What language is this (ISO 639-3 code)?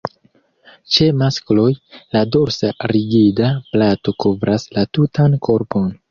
epo